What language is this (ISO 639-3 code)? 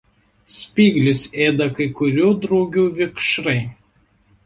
lit